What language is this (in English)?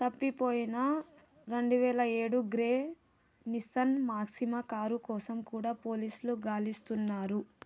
Telugu